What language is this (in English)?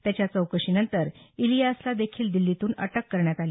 Marathi